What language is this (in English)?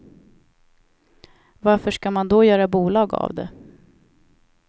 Swedish